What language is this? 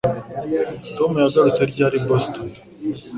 Kinyarwanda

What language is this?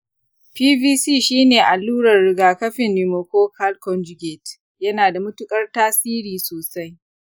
Hausa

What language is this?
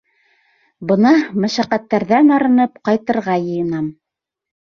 Bashkir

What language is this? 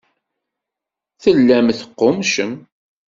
Kabyle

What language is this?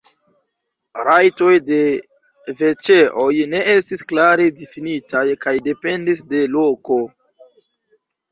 Esperanto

